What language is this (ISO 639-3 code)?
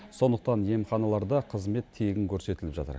kaz